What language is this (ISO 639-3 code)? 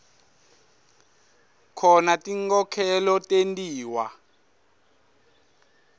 ssw